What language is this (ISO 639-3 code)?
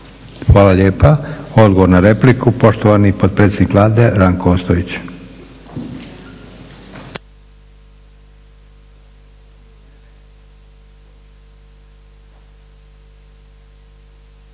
hrv